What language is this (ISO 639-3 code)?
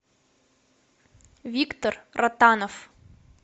rus